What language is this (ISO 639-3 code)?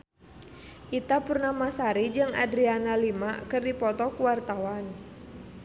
sun